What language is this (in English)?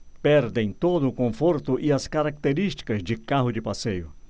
Portuguese